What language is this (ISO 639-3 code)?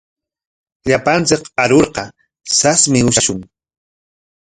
qwa